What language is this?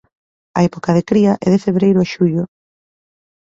Galician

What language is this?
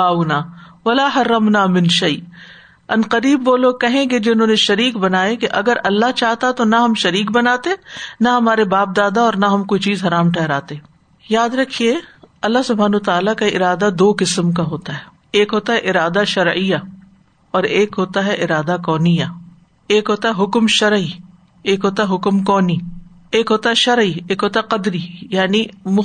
Urdu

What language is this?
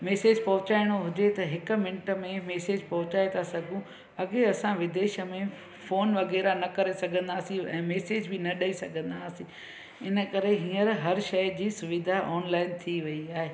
Sindhi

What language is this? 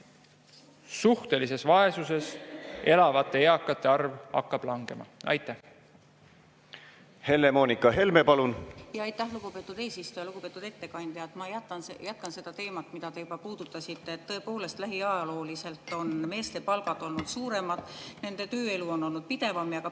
Estonian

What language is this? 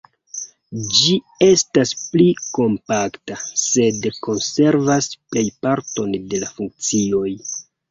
Esperanto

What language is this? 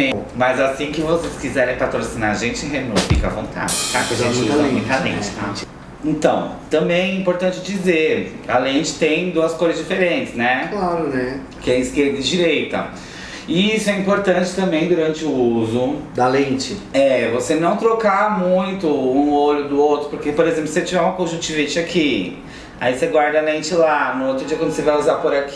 Portuguese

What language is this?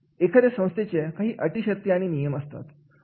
Marathi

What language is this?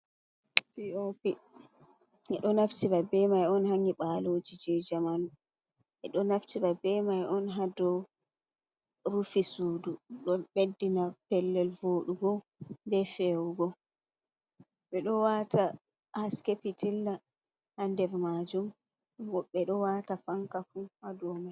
Fula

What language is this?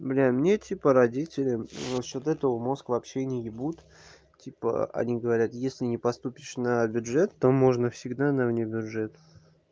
Russian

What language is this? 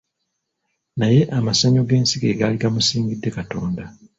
Ganda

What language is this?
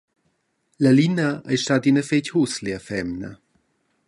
Romansh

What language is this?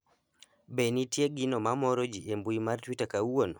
Luo (Kenya and Tanzania)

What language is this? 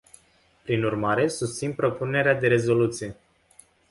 Romanian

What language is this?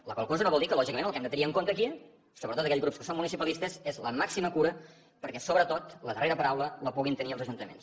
Catalan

